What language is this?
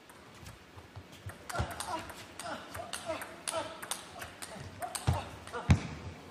French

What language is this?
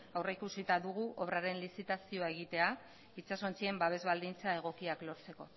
Basque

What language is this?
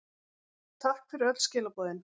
Icelandic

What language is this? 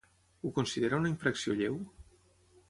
Catalan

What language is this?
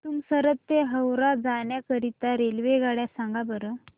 Marathi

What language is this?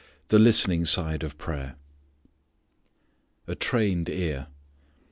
English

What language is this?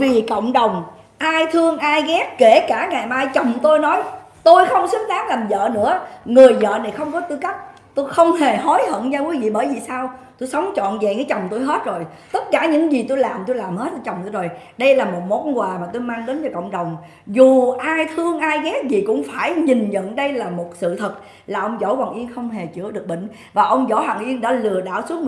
Vietnamese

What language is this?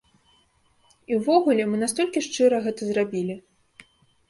Belarusian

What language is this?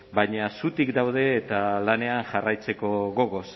Basque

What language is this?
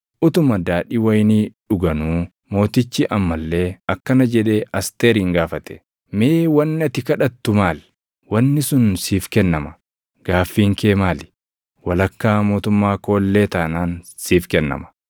Oromo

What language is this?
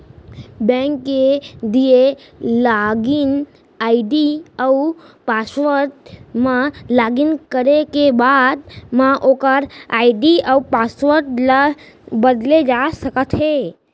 Chhattisgarhi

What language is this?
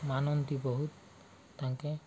Odia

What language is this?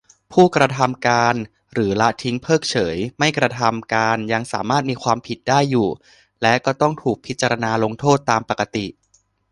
Thai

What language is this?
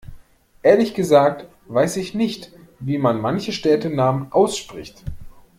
German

